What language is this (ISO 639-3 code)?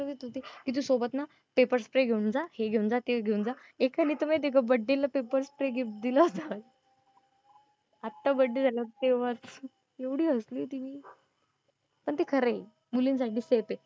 mar